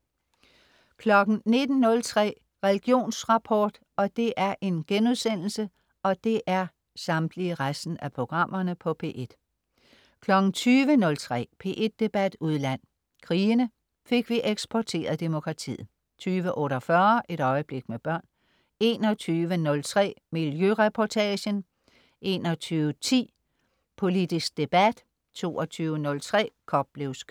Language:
Danish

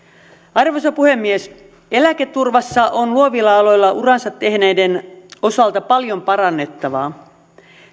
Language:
Finnish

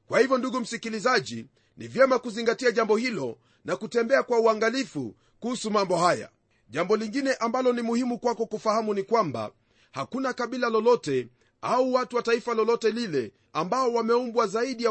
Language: Swahili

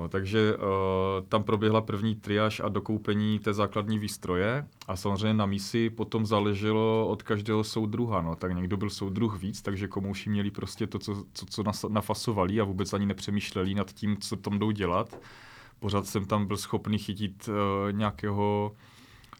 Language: Czech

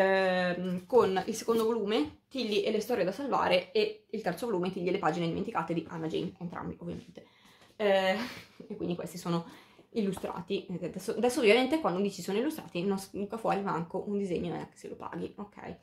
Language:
Italian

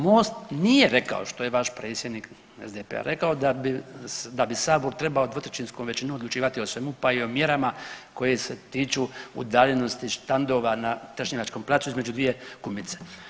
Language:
Croatian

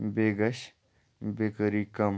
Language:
Kashmiri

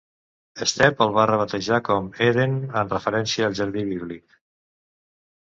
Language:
Catalan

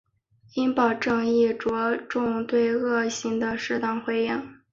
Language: Chinese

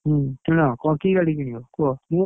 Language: Odia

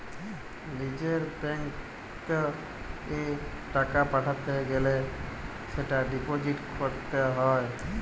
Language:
Bangla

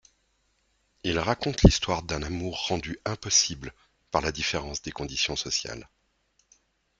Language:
French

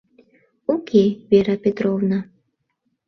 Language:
Mari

